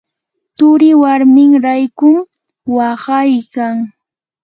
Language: Yanahuanca Pasco Quechua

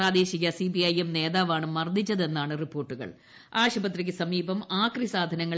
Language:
Malayalam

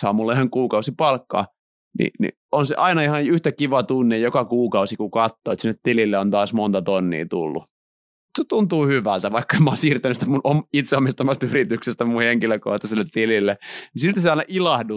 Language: Finnish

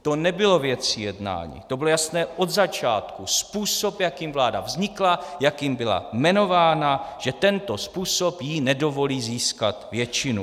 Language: Czech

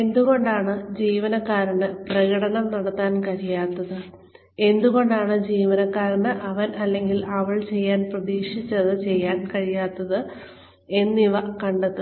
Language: Malayalam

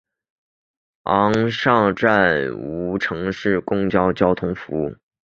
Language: Chinese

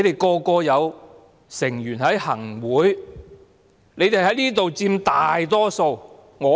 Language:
Cantonese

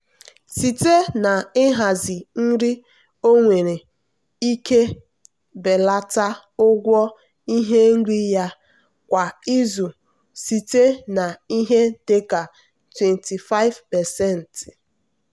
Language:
Igbo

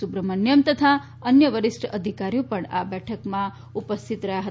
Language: Gujarati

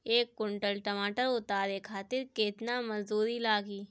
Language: Bhojpuri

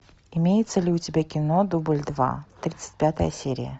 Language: Russian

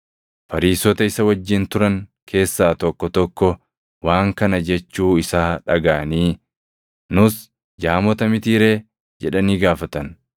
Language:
Oromo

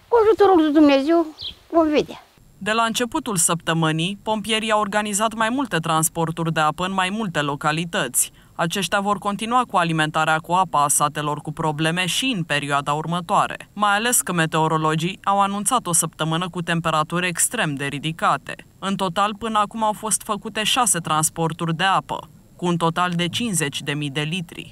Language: Romanian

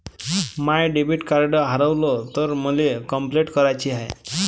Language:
Marathi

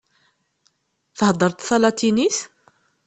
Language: Kabyle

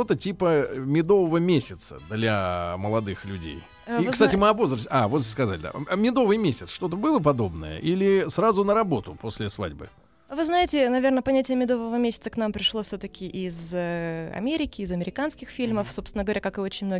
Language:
Russian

